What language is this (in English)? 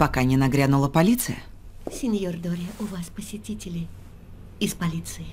Russian